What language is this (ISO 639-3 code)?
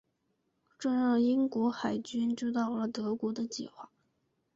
zho